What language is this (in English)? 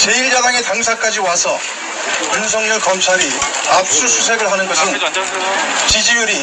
Korean